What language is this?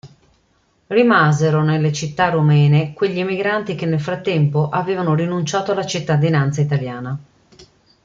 Italian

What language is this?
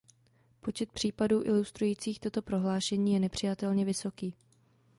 Czech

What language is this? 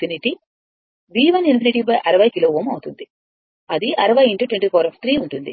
Telugu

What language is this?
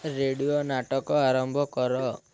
Odia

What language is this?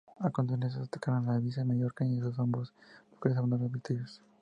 Spanish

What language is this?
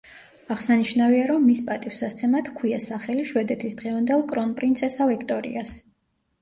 Georgian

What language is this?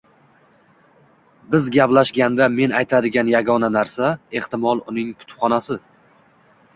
Uzbek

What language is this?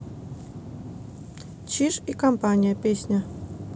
Russian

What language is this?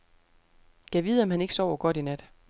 Danish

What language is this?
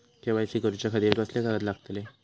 Marathi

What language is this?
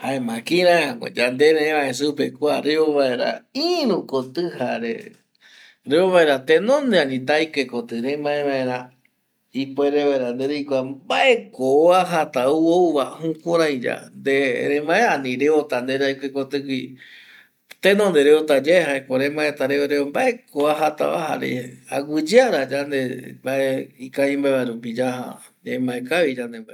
Eastern Bolivian Guaraní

